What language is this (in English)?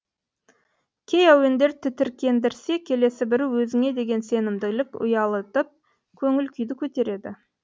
Kazakh